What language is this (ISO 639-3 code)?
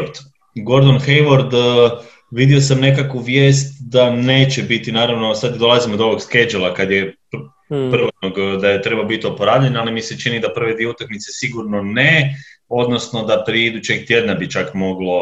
hrv